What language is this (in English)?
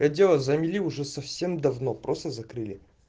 Russian